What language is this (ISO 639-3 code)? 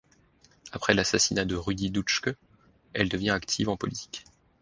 fra